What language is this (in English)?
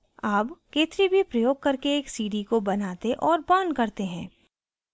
Hindi